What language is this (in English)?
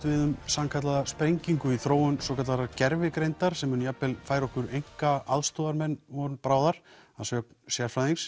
Icelandic